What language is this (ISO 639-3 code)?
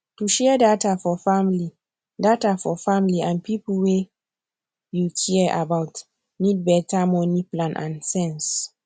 pcm